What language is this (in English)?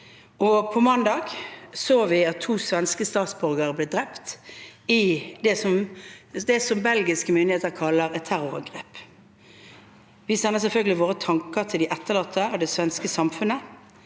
Norwegian